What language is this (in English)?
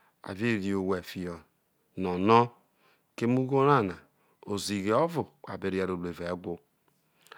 Isoko